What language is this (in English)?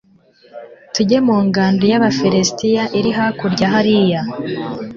Kinyarwanda